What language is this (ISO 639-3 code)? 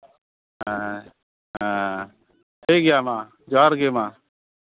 sat